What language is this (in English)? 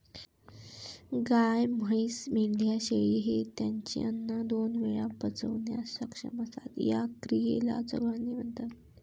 Marathi